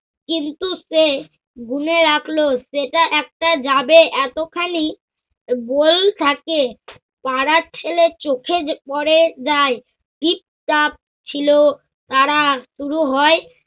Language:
Bangla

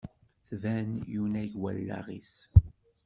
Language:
Kabyle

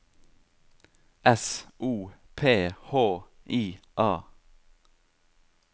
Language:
Norwegian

